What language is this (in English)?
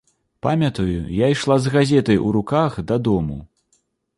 Belarusian